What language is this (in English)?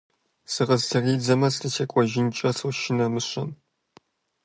Kabardian